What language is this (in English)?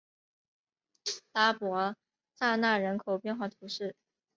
Chinese